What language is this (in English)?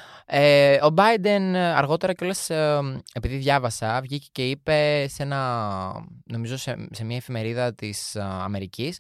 Greek